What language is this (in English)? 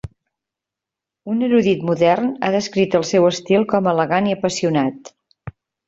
Catalan